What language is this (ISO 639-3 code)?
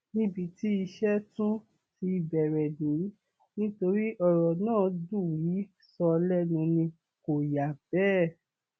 yor